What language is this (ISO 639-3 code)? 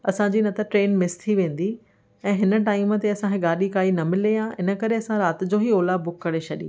snd